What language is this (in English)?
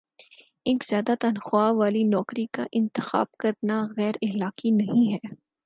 Urdu